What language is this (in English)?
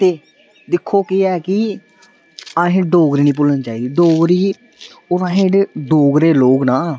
Dogri